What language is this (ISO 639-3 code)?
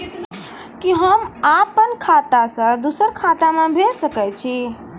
mai